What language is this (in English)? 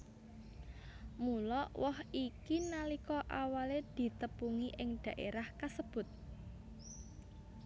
Javanese